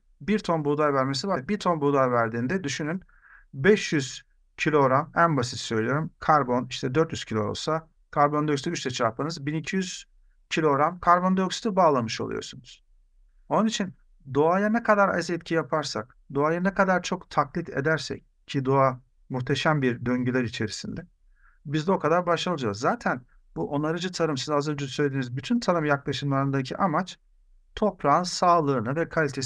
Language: Turkish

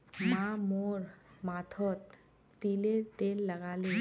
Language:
Magahi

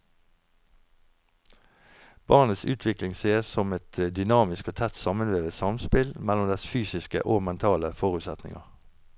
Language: Norwegian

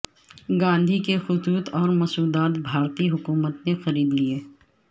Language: Urdu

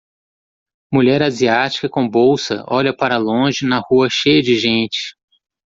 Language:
Portuguese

